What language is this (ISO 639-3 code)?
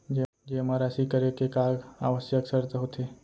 hne